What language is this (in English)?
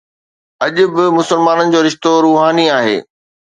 Sindhi